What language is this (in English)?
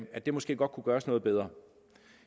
Danish